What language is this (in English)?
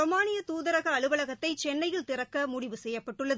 Tamil